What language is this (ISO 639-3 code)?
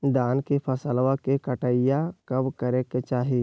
mag